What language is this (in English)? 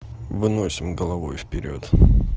Russian